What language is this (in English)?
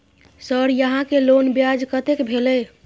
Maithili